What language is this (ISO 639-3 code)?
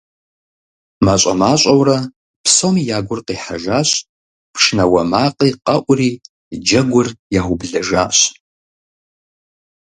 kbd